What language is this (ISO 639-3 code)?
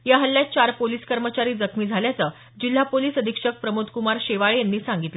mar